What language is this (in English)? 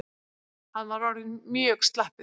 Icelandic